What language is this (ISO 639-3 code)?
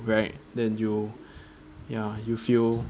eng